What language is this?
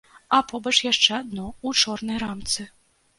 Belarusian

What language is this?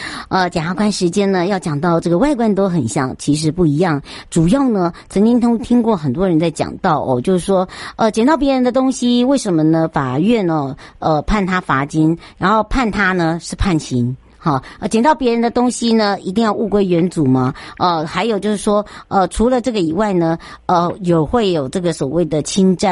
Chinese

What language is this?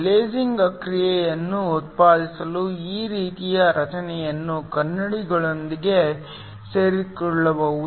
Kannada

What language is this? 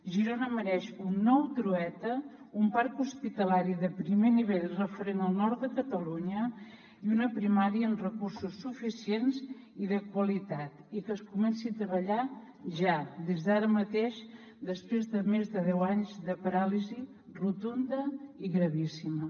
Catalan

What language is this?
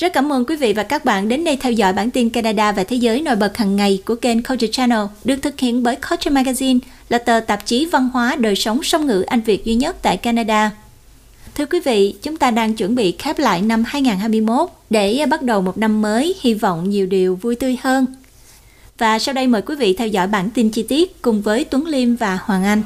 Vietnamese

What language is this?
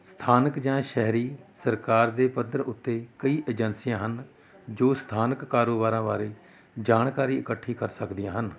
Punjabi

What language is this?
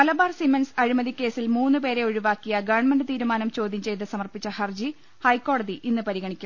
Malayalam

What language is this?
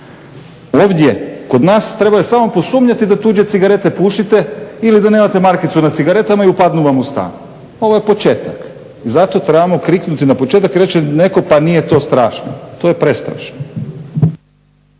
Croatian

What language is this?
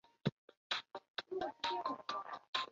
Chinese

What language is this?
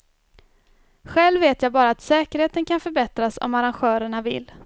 Swedish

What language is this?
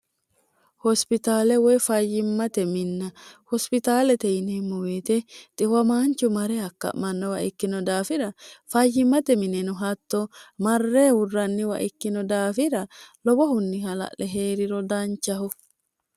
Sidamo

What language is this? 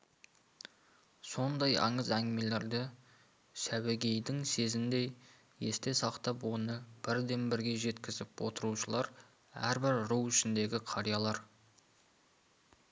Kazakh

